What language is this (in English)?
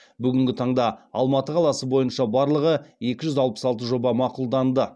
Kazakh